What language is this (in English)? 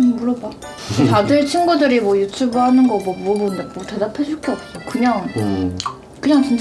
Korean